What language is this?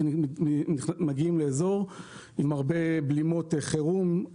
Hebrew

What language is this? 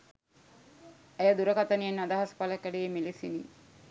Sinhala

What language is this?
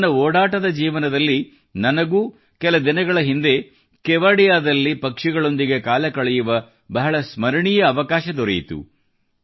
Kannada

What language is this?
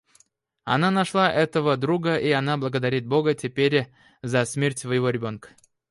Russian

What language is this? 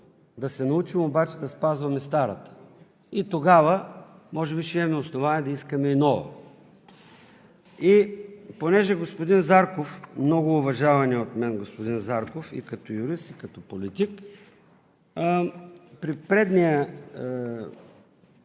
Bulgarian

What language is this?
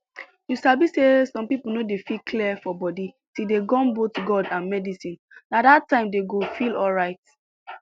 Nigerian Pidgin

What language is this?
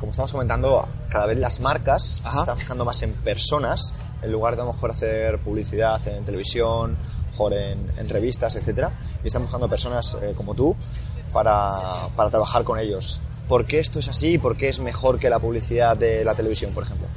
Spanish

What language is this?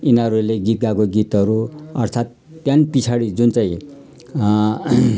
Nepali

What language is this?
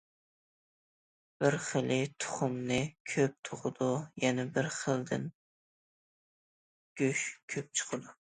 Uyghur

